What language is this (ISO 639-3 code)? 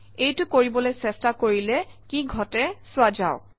asm